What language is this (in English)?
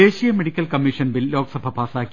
Malayalam